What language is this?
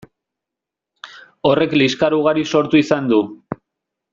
Basque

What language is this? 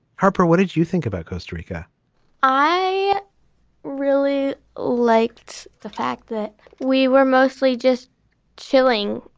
English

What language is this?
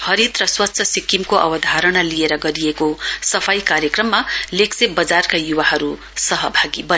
Nepali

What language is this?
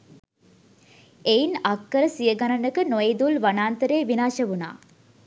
Sinhala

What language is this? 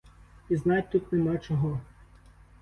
Ukrainian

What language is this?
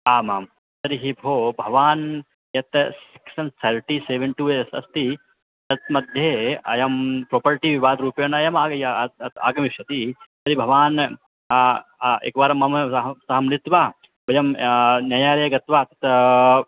Sanskrit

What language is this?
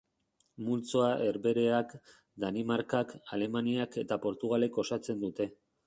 Basque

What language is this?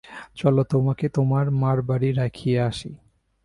Bangla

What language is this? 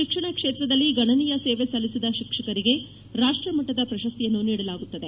Kannada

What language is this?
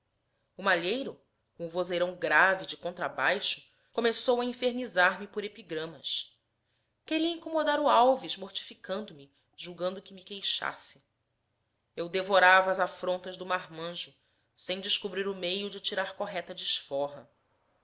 Portuguese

